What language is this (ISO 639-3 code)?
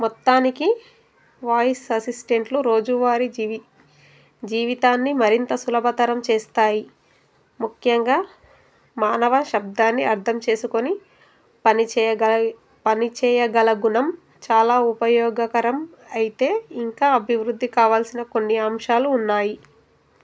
tel